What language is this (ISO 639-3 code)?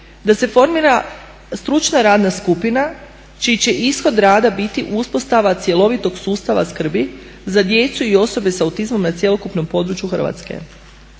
hrv